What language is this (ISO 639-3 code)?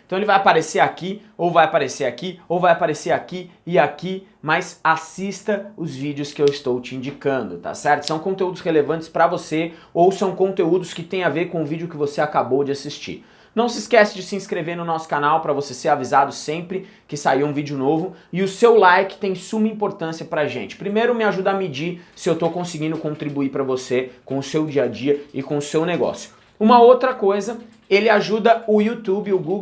por